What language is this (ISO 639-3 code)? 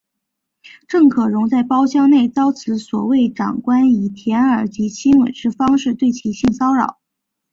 zho